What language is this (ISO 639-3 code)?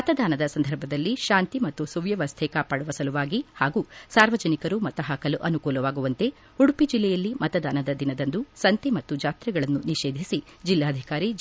kan